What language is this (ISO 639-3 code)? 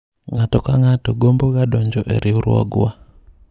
luo